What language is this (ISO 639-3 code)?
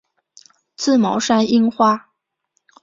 zho